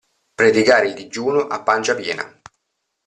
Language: Italian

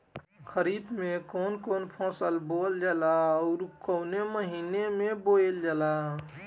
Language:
Bhojpuri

